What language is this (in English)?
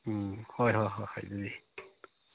Manipuri